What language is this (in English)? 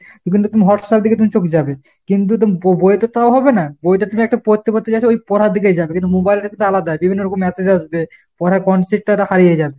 Bangla